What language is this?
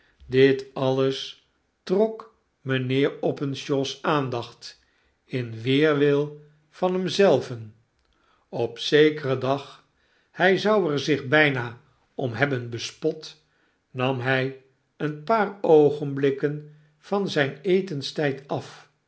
Dutch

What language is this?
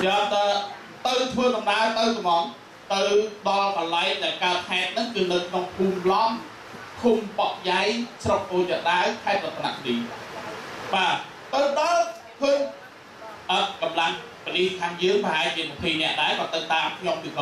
Thai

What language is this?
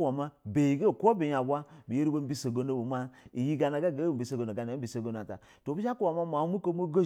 Basa (Nigeria)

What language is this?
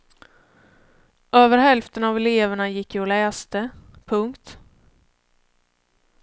Swedish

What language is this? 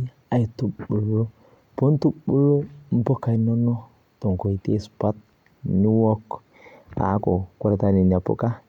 Masai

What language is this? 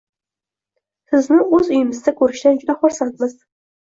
Uzbek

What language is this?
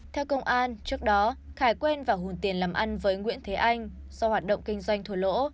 Vietnamese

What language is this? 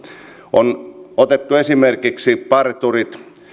Finnish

